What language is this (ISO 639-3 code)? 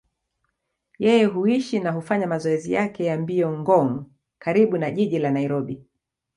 swa